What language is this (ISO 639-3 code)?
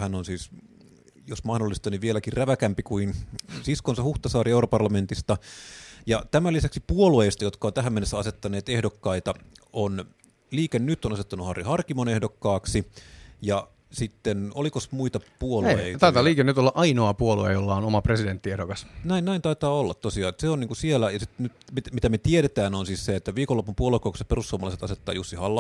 fin